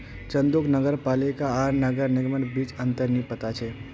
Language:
Magahi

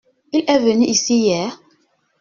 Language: French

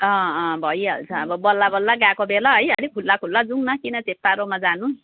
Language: Nepali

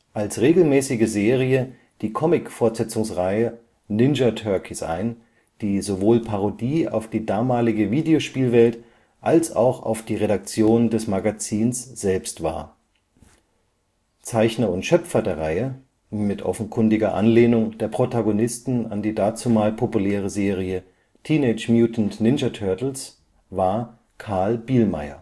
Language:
German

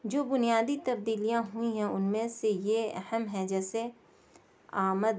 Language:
Urdu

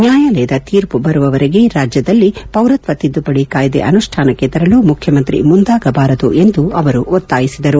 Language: Kannada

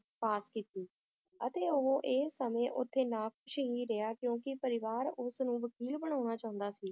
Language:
Punjabi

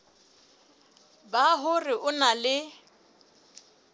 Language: Southern Sotho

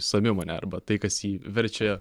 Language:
Lithuanian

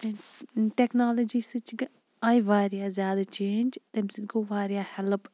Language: Kashmiri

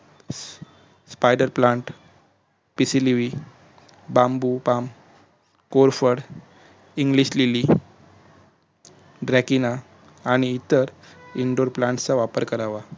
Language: Marathi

